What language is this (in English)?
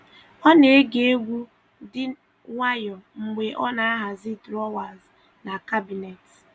Igbo